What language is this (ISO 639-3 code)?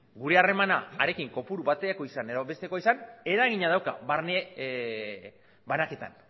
eus